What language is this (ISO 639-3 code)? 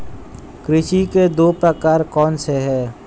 hin